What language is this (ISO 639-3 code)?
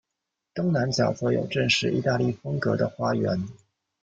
zho